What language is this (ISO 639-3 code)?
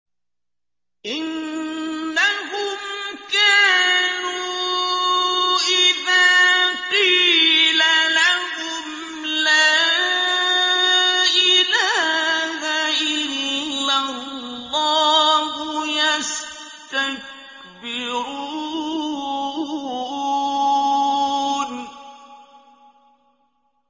ara